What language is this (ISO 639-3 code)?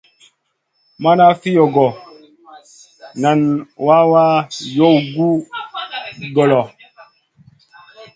mcn